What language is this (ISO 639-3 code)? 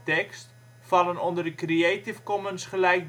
nld